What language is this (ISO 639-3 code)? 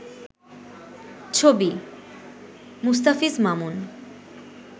ben